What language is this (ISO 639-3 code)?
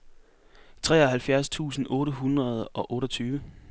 dan